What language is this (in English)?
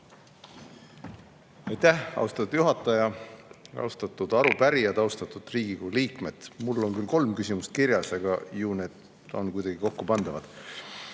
Estonian